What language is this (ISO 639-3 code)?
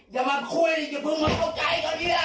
tha